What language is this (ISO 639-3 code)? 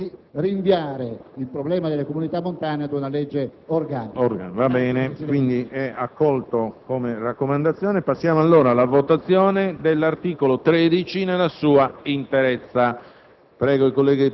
ita